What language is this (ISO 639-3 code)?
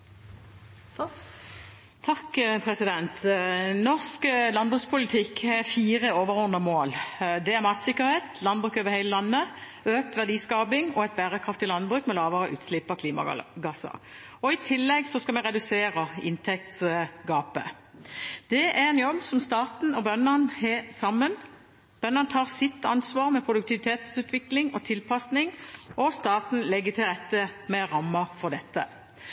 nob